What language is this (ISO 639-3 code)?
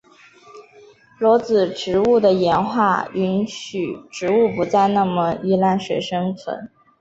zho